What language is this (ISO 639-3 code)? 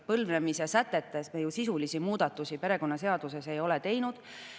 est